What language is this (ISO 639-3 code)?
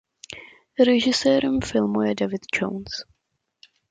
ces